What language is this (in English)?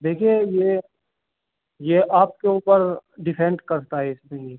Urdu